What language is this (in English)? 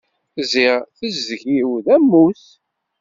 Kabyle